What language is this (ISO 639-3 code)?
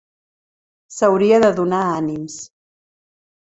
cat